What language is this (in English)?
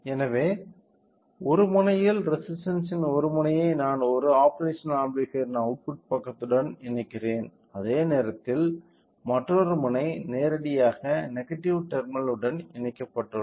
Tamil